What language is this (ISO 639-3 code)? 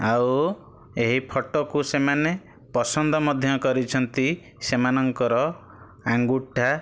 ori